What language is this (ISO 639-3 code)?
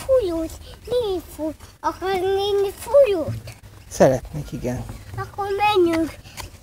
hun